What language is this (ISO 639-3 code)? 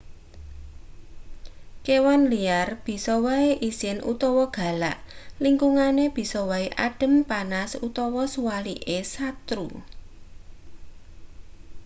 jav